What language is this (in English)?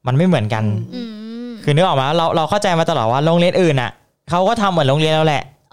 Thai